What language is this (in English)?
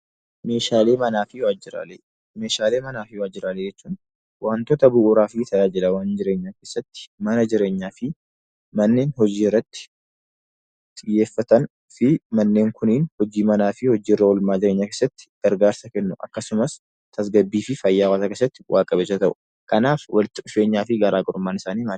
Oromo